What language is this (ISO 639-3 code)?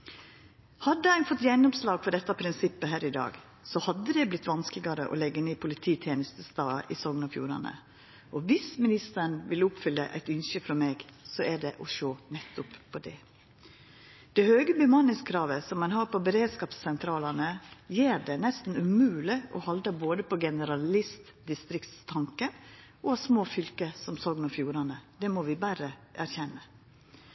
nno